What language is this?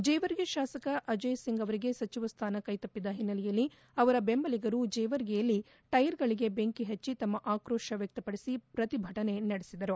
Kannada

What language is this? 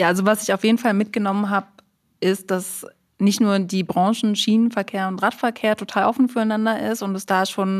German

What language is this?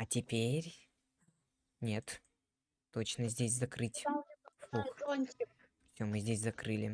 Russian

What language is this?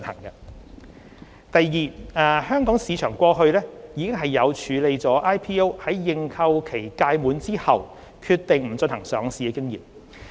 Cantonese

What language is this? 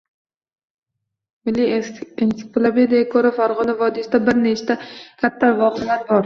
Uzbek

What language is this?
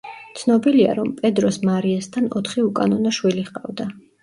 Georgian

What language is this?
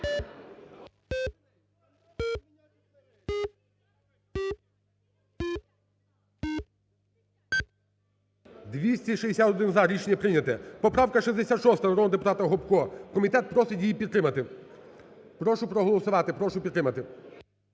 Ukrainian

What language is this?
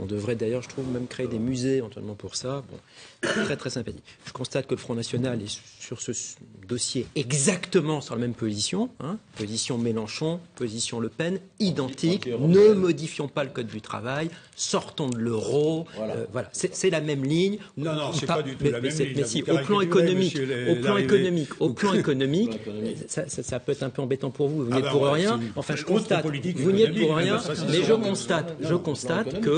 French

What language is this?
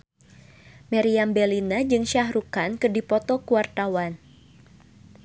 Sundanese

